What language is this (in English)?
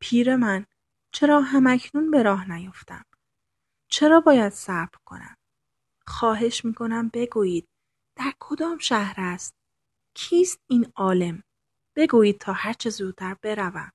Persian